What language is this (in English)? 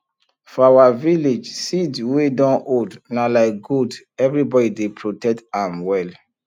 Nigerian Pidgin